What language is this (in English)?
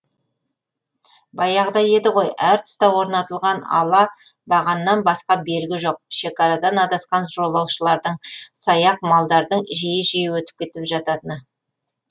Kazakh